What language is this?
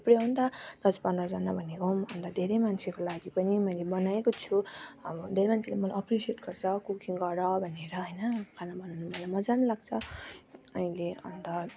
Nepali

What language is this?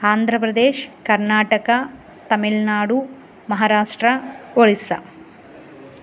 Sanskrit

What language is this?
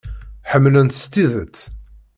Kabyle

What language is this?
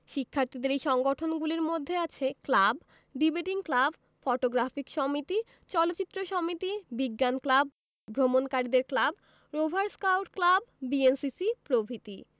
Bangla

